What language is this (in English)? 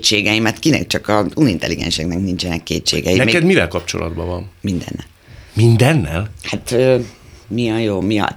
Hungarian